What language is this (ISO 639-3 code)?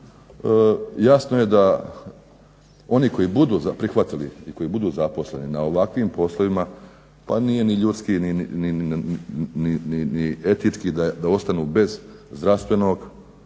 hrv